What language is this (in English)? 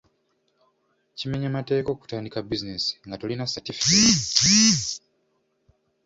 Ganda